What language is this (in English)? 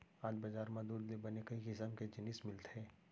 Chhattisgarhi